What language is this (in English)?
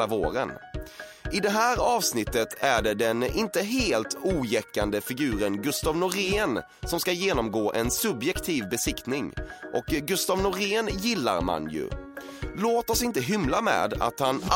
Swedish